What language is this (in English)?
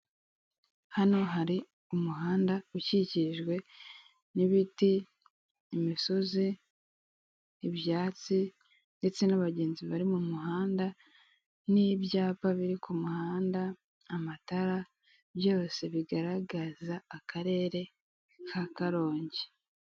Kinyarwanda